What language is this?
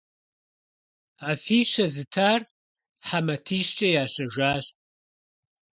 Kabardian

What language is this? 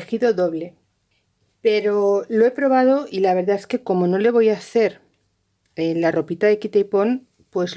Spanish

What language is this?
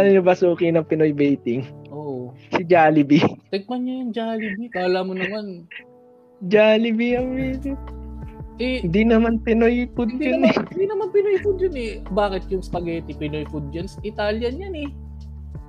Filipino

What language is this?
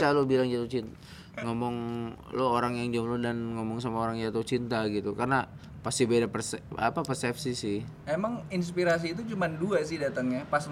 Indonesian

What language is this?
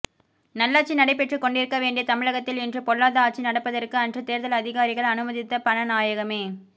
Tamil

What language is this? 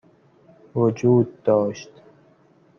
Persian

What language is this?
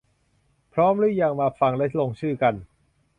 Thai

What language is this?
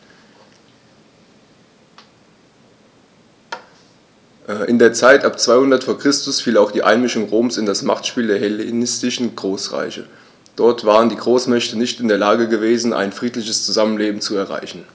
German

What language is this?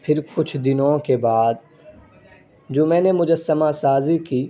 Urdu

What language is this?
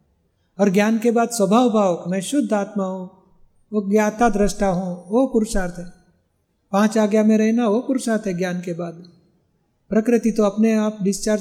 Hindi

